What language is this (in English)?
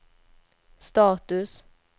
Swedish